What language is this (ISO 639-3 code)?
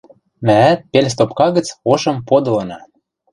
mrj